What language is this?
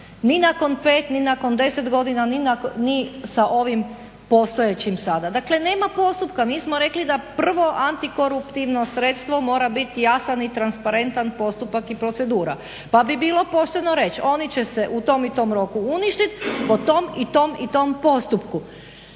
Croatian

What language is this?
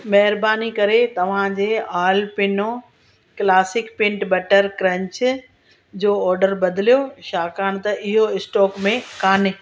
Sindhi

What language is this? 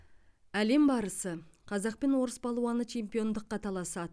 Kazakh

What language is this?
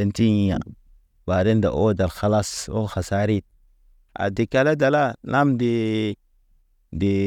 Naba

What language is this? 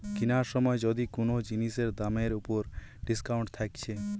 Bangla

